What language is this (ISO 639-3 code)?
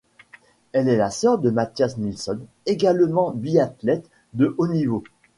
fra